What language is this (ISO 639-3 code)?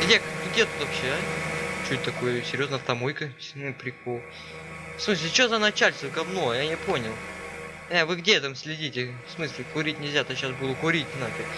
rus